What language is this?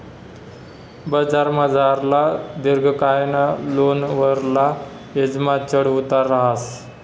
Marathi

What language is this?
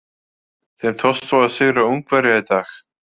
Icelandic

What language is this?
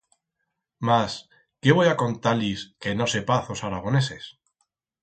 Aragonese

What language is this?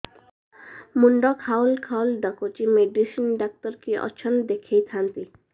Odia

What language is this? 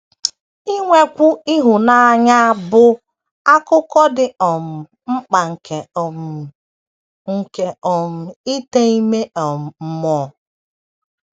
Igbo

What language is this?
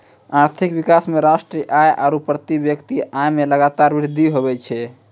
Maithili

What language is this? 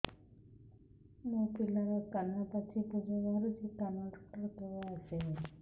Odia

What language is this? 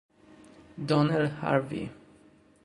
Italian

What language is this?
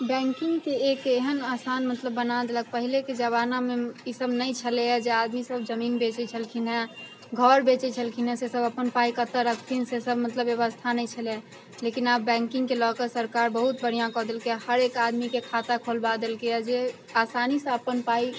Maithili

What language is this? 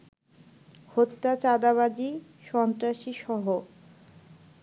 Bangla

